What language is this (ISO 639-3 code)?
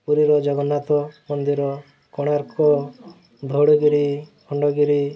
ori